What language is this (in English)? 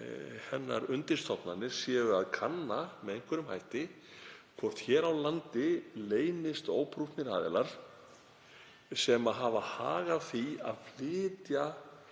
Icelandic